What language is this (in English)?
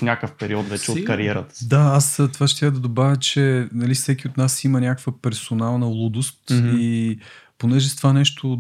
Bulgarian